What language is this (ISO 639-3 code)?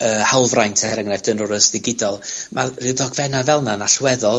cym